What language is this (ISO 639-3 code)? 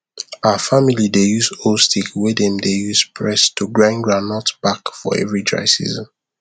pcm